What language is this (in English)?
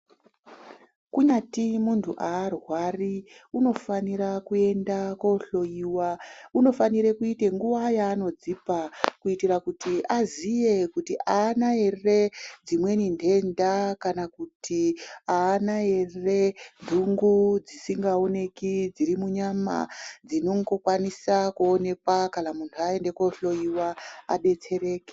Ndau